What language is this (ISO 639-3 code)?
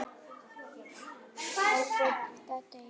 isl